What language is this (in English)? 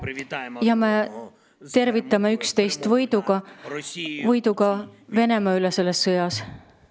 Estonian